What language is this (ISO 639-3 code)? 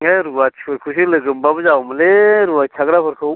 brx